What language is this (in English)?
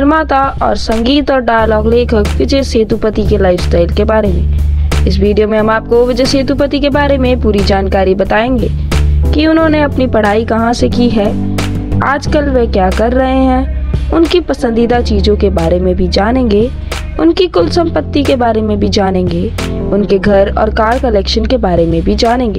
Hindi